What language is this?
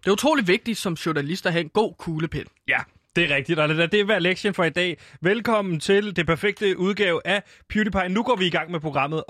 Danish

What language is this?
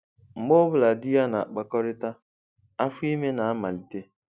Igbo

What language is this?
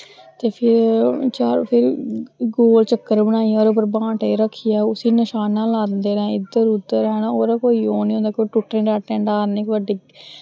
Dogri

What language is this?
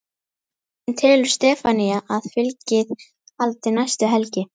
Icelandic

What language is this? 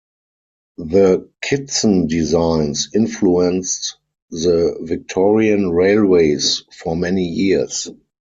English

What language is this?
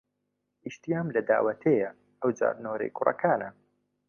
Central Kurdish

